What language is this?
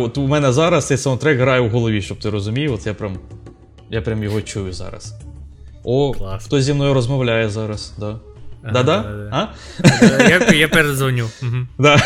Ukrainian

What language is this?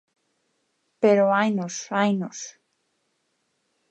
Galician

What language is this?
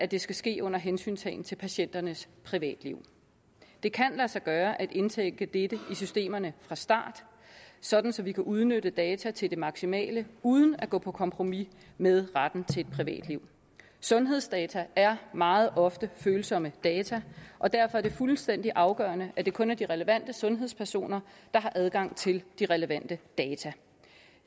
Danish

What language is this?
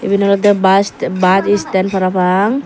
Chakma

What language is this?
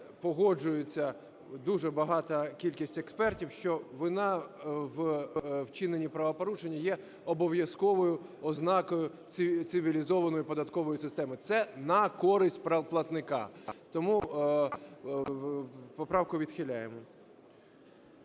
Ukrainian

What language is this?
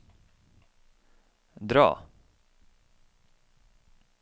Norwegian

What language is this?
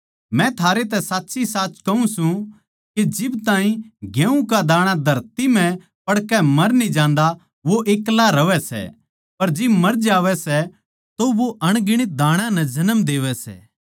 Haryanvi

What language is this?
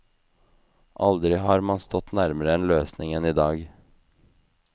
Norwegian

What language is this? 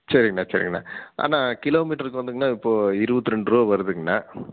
Tamil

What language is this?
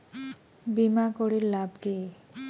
Bangla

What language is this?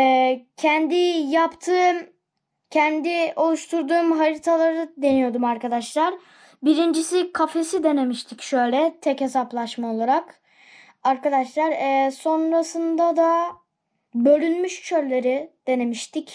Turkish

